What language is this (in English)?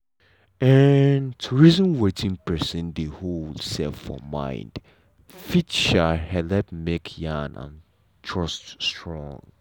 Nigerian Pidgin